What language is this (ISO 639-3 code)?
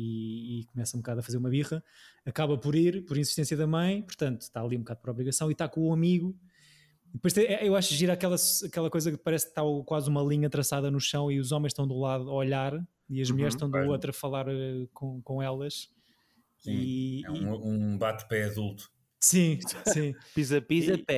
por